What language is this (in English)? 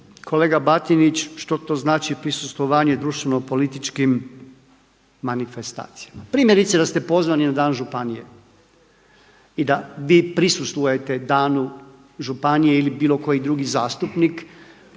Croatian